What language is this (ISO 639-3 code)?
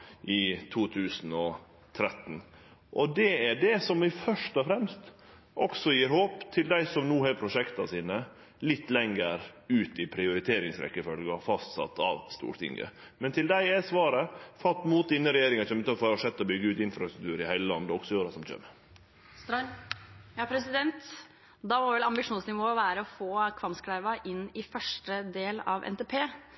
nor